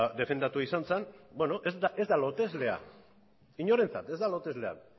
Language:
Basque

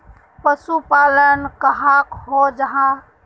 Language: Magahi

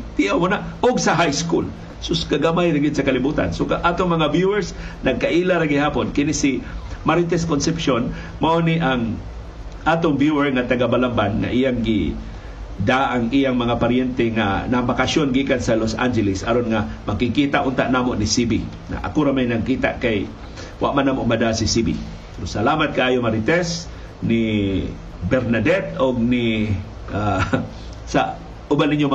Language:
Filipino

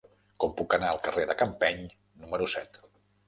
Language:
Catalan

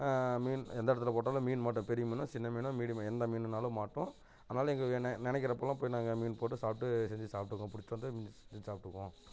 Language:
Tamil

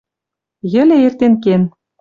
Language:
Western Mari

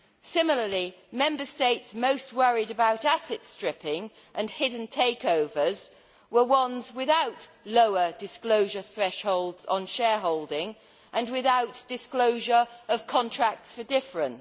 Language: English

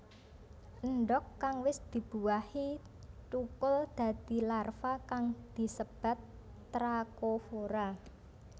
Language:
Javanese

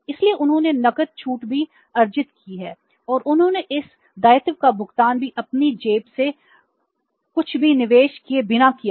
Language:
Hindi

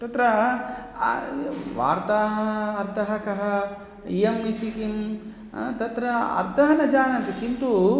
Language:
Sanskrit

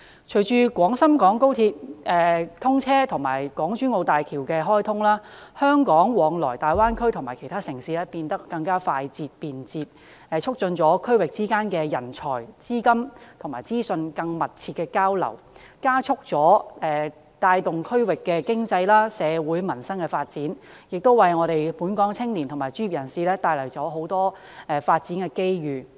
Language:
Cantonese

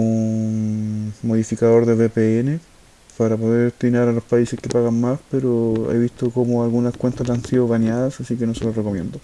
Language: Spanish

